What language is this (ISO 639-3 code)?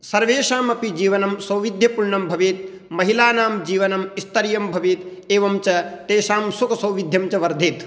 san